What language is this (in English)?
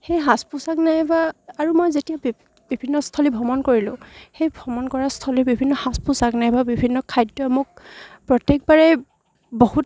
Assamese